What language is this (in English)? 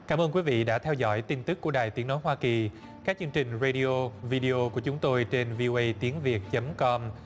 Vietnamese